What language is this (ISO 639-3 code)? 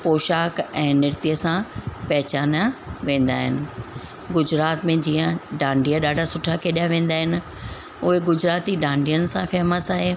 snd